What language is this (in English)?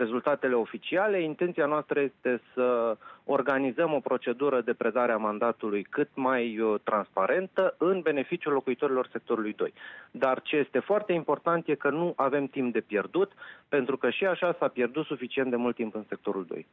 Romanian